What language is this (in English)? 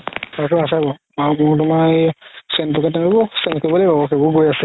Assamese